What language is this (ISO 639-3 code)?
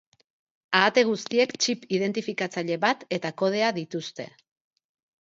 eus